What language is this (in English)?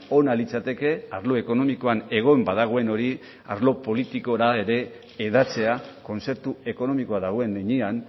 Basque